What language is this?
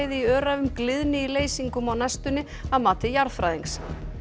Icelandic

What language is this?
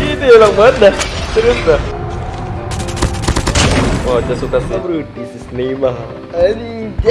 Indonesian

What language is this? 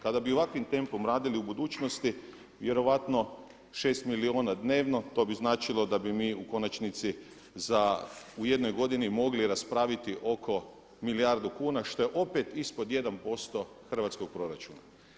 Croatian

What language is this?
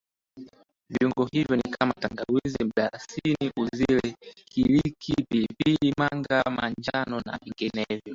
Swahili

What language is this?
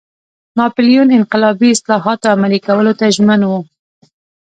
Pashto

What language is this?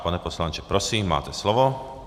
Czech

